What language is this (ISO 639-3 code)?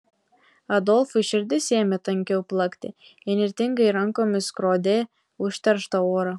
lit